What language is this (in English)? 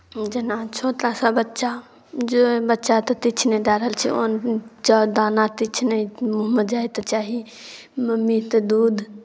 Maithili